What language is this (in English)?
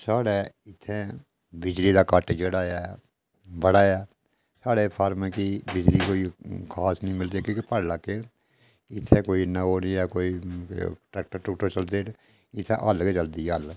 Dogri